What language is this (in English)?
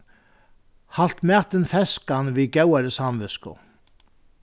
Faroese